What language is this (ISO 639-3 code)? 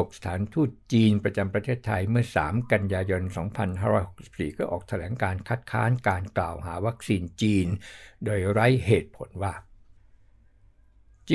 tha